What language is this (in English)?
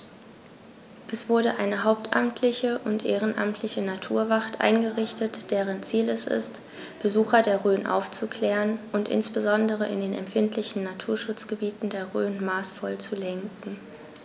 German